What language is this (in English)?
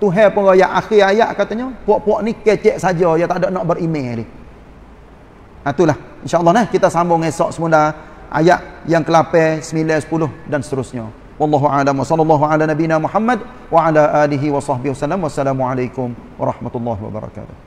Malay